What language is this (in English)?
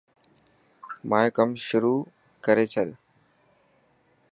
Dhatki